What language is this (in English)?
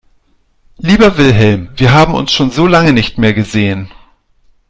German